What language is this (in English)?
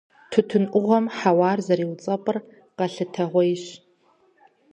Kabardian